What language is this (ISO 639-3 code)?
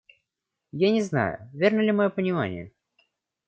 rus